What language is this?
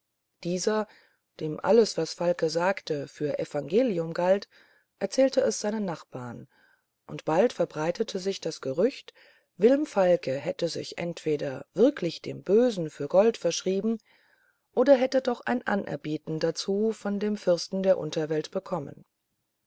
German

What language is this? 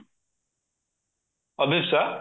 Odia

